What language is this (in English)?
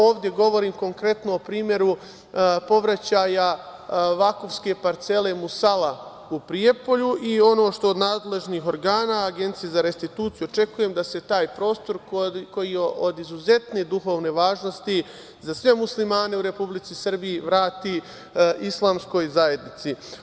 Serbian